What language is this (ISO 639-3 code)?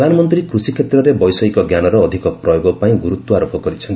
ori